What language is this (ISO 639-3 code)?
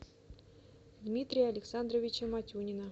rus